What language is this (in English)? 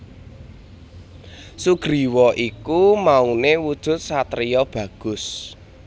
Javanese